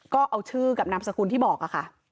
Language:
Thai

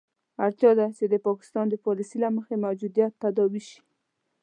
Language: Pashto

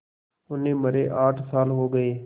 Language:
Hindi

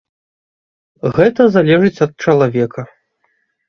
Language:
Belarusian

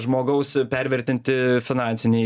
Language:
Lithuanian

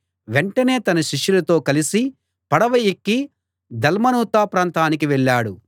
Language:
Telugu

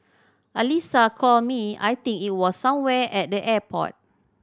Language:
English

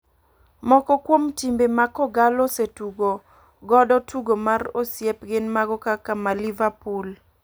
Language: Luo (Kenya and Tanzania)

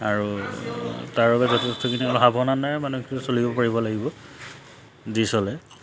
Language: Assamese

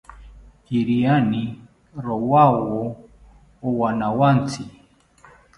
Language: South Ucayali Ashéninka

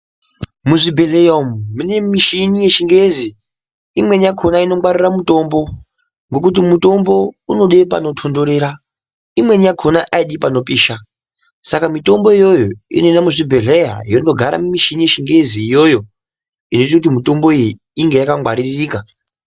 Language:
Ndau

